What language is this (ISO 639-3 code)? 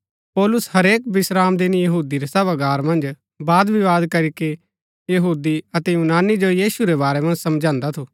gbk